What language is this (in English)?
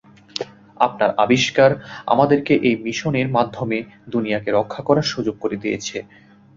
Bangla